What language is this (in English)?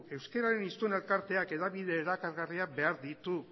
Basque